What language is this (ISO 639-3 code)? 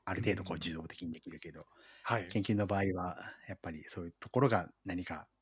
jpn